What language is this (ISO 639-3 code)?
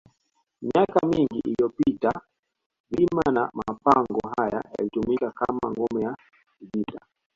swa